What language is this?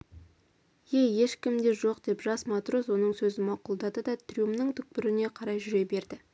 Kazakh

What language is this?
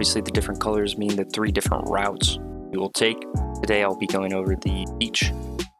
English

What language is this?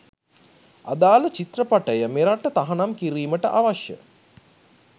Sinhala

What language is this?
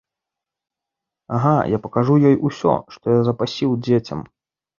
Belarusian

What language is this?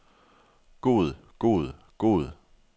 Danish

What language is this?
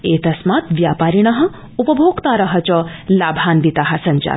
Sanskrit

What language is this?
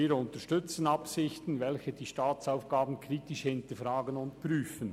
Swiss German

